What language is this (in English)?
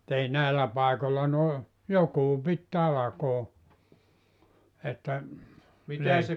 Finnish